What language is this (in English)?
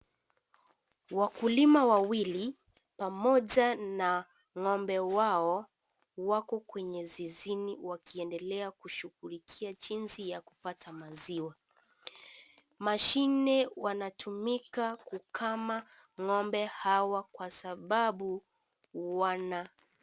Swahili